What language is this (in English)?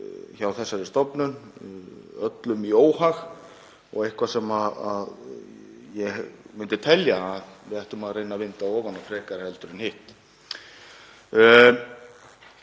Icelandic